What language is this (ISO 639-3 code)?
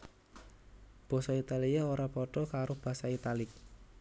jav